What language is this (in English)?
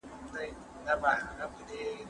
Pashto